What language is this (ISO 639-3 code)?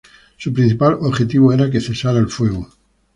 spa